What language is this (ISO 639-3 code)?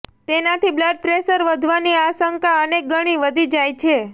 guj